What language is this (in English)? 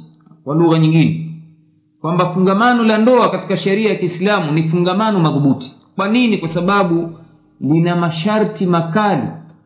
Swahili